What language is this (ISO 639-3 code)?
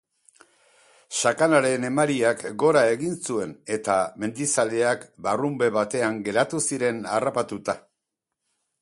eus